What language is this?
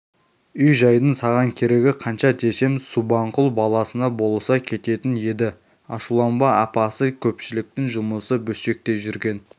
Kazakh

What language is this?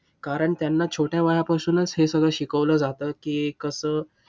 Marathi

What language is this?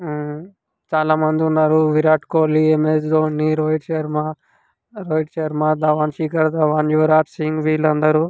Telugu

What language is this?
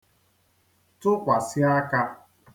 Igbo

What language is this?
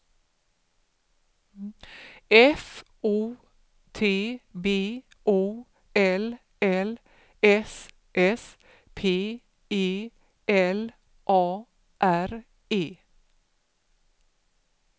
Swedish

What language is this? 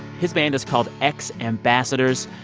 English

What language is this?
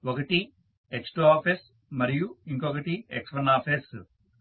Telugu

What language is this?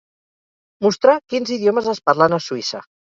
Catalan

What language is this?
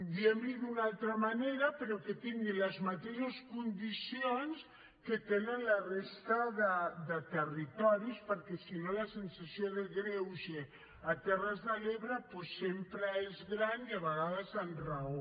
Catalan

